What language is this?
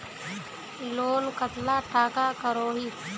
Magahi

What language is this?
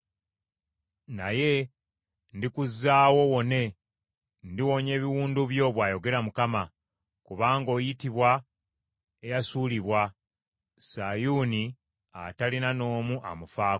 Ganda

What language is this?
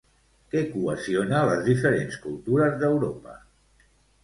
Catalan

